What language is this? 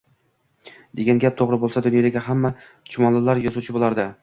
Uzbek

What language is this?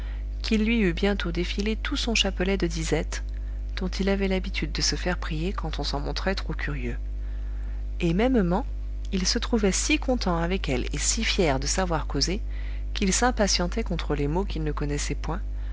French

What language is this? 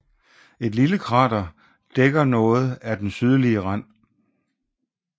Danish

